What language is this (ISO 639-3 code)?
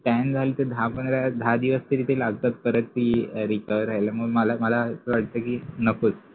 mar